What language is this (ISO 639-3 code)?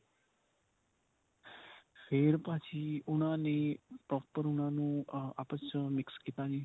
pan